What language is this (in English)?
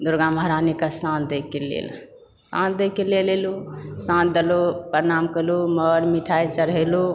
Maithili